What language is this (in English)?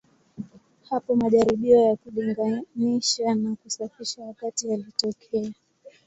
Swahili